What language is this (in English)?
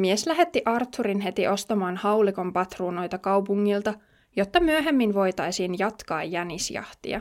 Finnish